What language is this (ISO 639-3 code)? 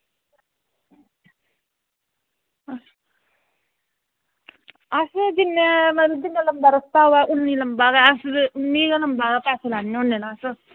doi